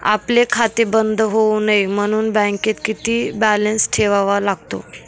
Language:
Marathi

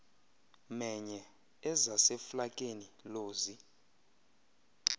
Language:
Xhosa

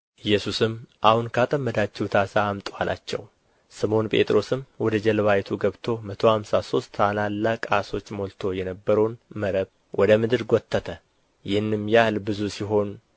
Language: Amharic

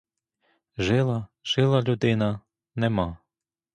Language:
Ukrainian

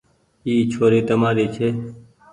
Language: Goaria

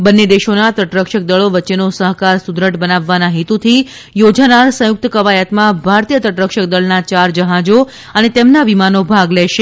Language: Gujarati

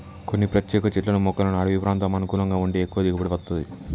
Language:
Telugu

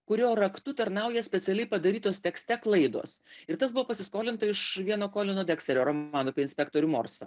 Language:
Lithuanian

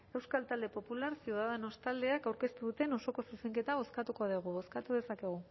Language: Basque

